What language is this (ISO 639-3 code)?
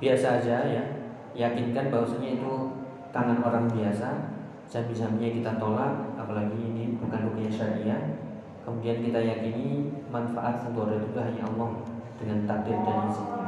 ind